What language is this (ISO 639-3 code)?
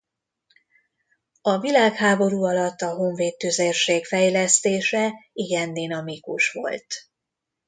hun